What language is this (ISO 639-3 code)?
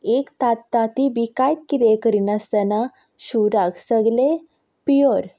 kok